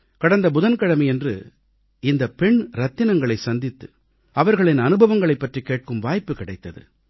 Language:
Tamil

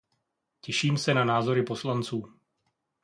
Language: Czech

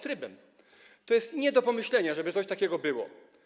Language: Polish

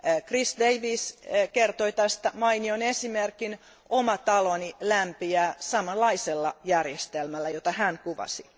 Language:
Finnish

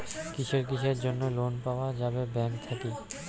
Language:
Bangla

